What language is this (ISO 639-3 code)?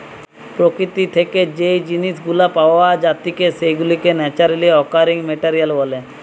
ben